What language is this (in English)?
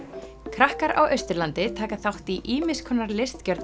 Icelandic